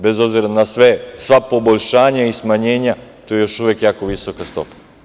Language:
Serbian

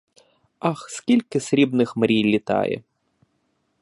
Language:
Ukrainian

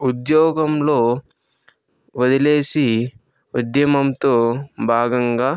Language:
Telugu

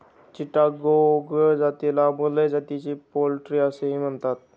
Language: Marathi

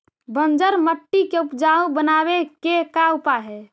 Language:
Magahi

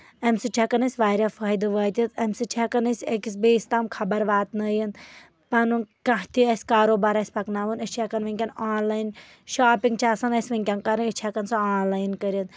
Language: Kashmiri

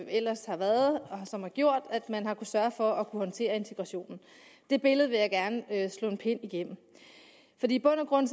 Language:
Danish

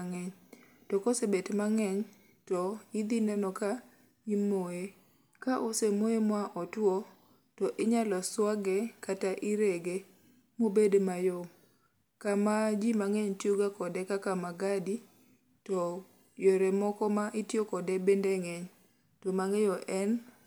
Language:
Luo (Kenya and Tanzania)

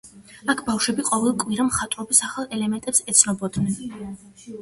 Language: Georgian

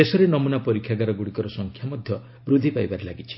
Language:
Odia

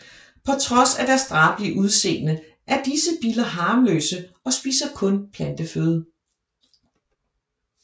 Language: Danish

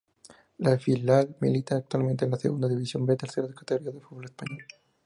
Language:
Spanish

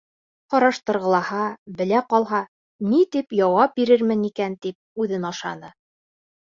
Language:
Bashkir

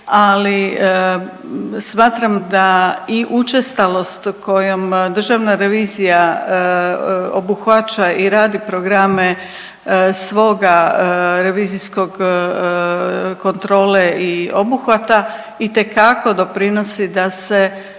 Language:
Croatian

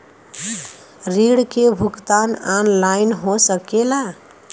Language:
Bhojpuri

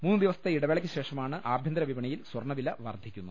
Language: Malayalam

